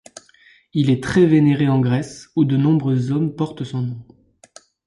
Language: French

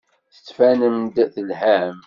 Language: Kabyle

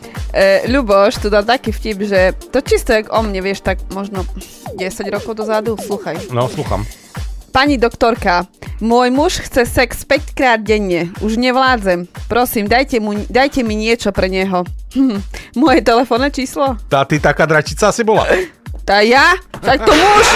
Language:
Slovak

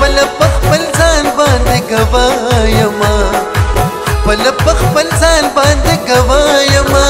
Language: Arabic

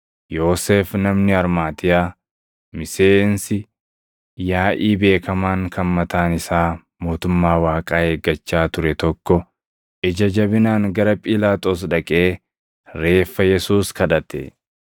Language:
Oromo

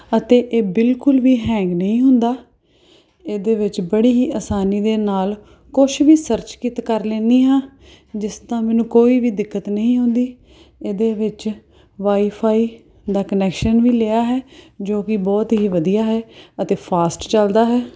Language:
Punjabi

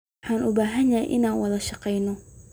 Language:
Somali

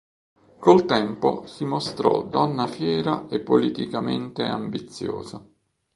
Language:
Italian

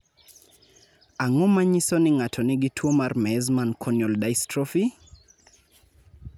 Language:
Luo (Kenya and Tanzania)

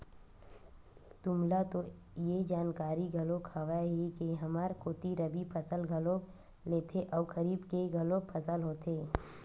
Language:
Chhattisgarhi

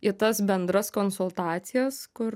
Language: Lithuanian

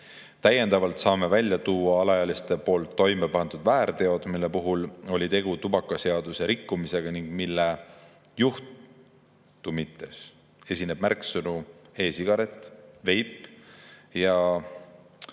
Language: Estonian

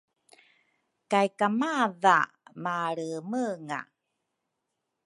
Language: Rukai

